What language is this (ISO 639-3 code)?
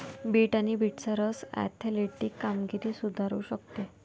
mar